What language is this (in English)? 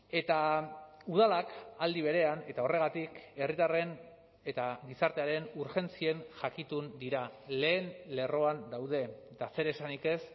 Basque